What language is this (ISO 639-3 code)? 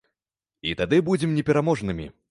bel